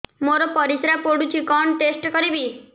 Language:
Odia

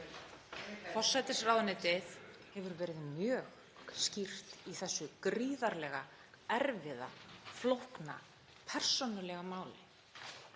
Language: Icelandic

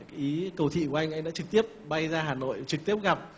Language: Vietnamese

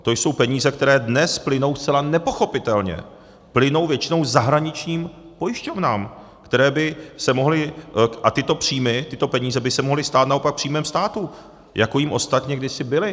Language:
Czech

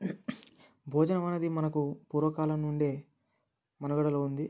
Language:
Telugu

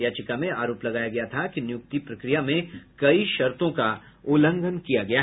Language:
Hindi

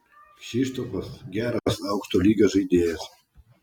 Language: Lithuanian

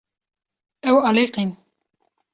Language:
Kurdish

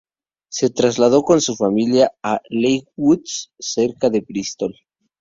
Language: Spanish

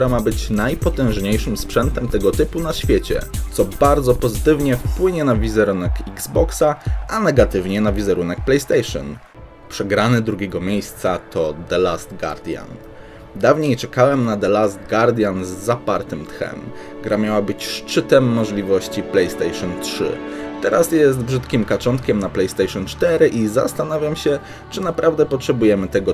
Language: Polish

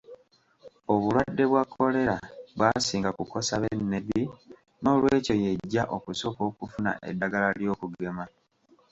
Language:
Ganda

